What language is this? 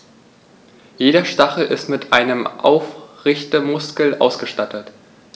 German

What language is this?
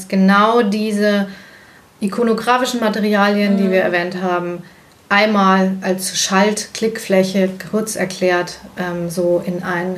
German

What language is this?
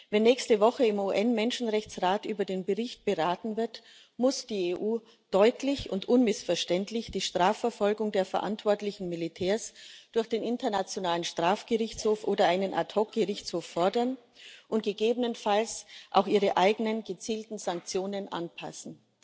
German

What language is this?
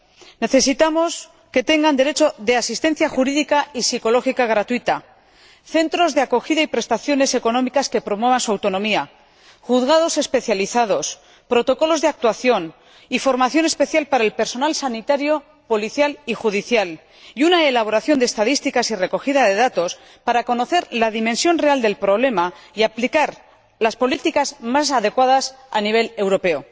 Spanish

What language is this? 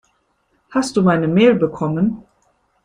German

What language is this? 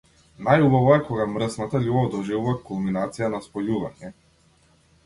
Macedonian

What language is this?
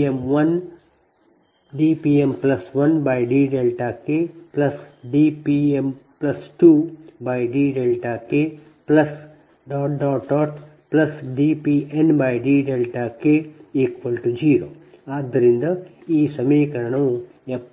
Kannada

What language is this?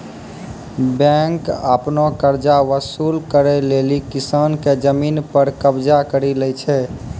Maithili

